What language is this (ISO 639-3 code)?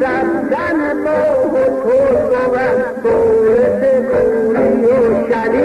fas